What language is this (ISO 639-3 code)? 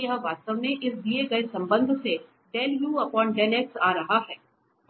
hin